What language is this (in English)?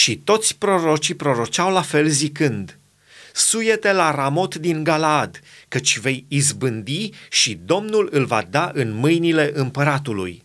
Romanian